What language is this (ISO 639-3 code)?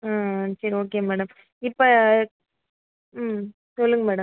tam